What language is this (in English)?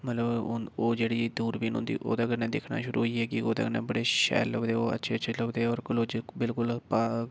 Dogri